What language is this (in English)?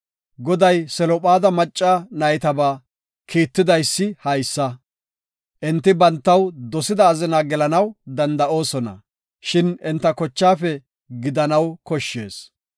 Gofa